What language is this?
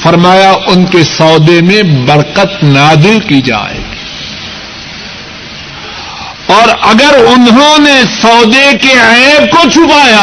Urdu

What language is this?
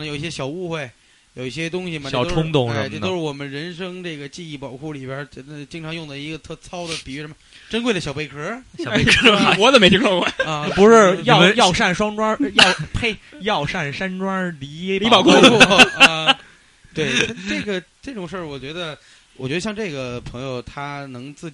Chinese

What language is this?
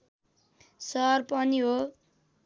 Nepali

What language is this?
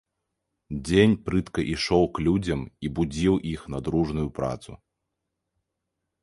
Belarusian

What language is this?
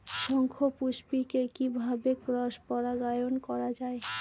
Bangla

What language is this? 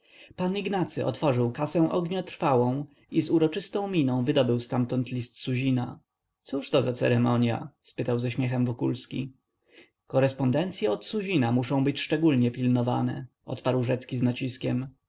Polish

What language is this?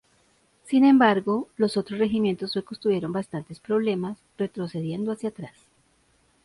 Spanish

